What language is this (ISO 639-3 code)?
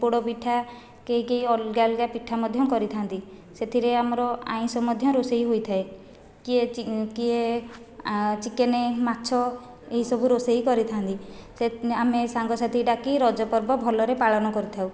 ori